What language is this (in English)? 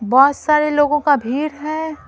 Hindi